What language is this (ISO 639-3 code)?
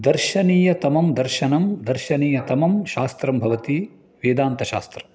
san